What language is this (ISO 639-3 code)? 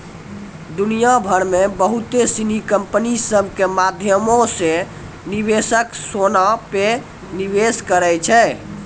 mai